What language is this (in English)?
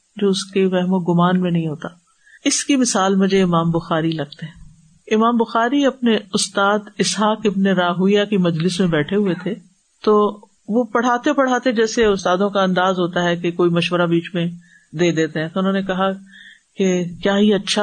Urdu